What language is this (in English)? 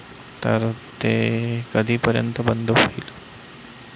Marathi